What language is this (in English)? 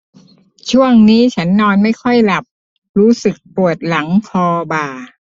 Thai